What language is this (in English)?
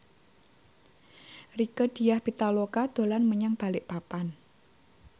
Javanese